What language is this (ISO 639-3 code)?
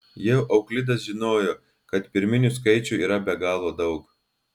lit